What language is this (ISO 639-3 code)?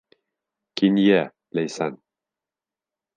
bak